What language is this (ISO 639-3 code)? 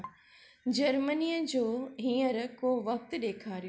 snd